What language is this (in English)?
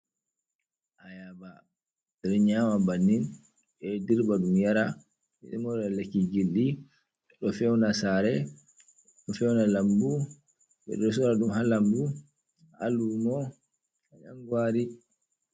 Fula